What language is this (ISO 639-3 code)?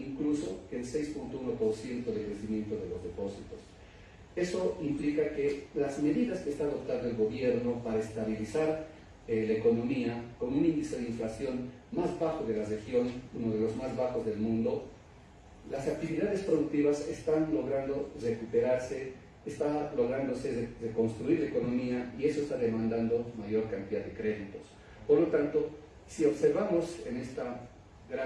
spa